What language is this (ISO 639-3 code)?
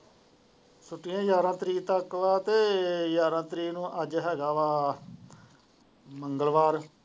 pan